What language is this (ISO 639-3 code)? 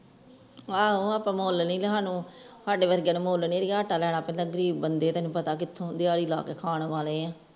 pan